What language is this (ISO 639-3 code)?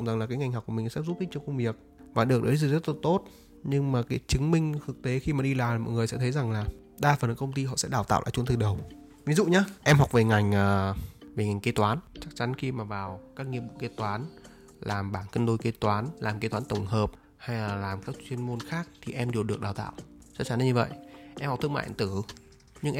vie